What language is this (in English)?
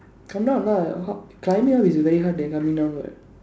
English